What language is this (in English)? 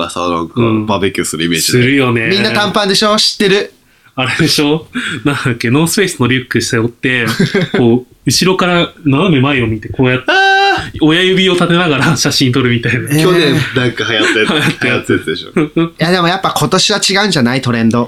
Japanese